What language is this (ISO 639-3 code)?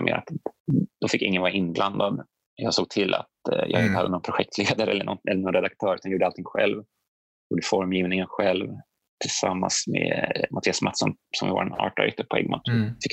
swe